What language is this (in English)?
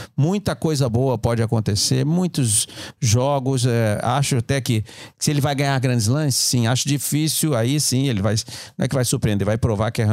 Portuguese